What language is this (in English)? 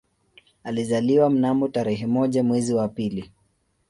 Swahili